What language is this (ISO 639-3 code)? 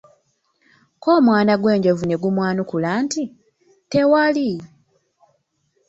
lug